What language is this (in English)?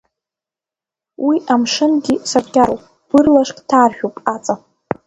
Abkhazian